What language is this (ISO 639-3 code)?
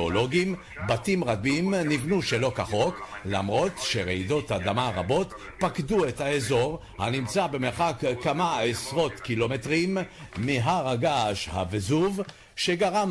heb